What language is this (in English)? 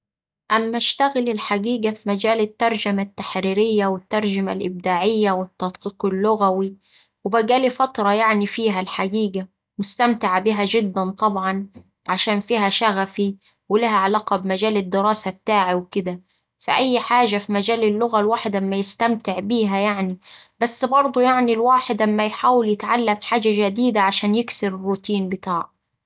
Saidi Arabic